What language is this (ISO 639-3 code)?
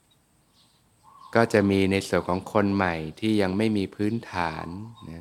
tha